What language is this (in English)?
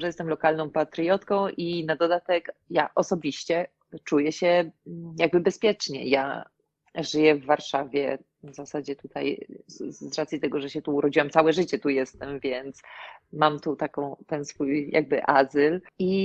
Polish